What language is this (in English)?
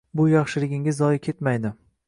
Uzbek